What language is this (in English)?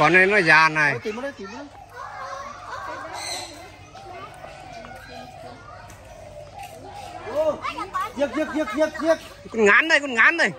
Vietnamese